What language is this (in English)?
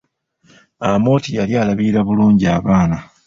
Ganda